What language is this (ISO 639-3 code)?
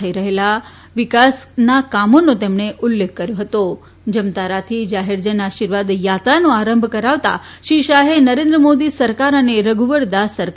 guj